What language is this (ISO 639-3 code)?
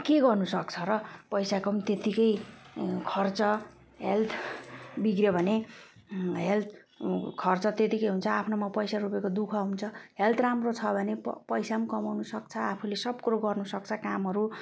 nep